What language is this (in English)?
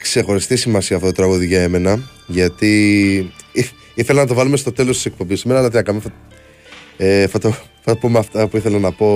Greek